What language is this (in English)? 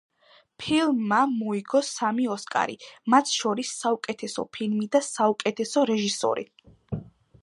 Georgian